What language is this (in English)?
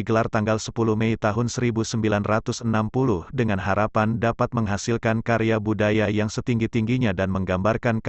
Indonesian